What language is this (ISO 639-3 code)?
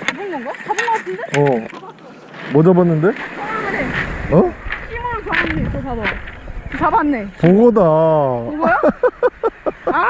kor